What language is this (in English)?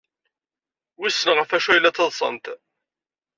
Kabyle